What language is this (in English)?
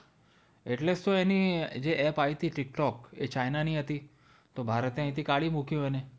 Gujarati